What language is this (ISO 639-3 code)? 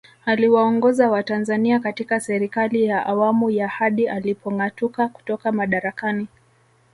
swa